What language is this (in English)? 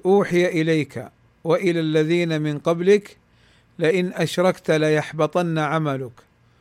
Arabic